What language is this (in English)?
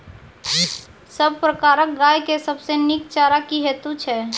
Maithili